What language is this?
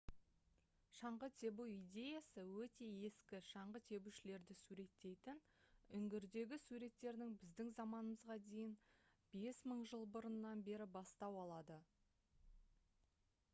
Kazakh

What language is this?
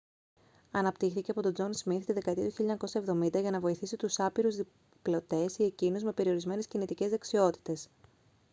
Greek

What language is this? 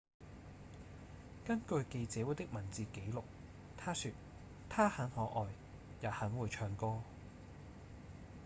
Cantonese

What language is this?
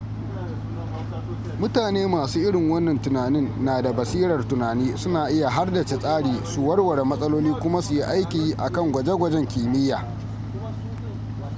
Hausa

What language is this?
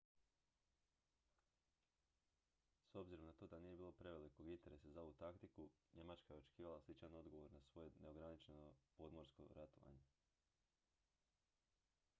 Croatian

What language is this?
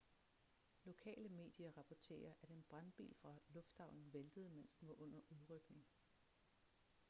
Danish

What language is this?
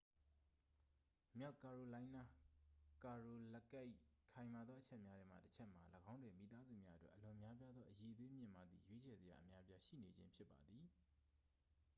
Burmese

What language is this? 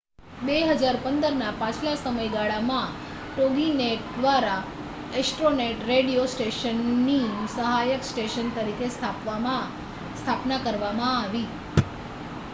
Gujarati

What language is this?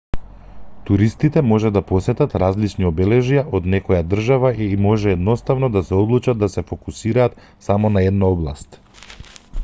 Macedonian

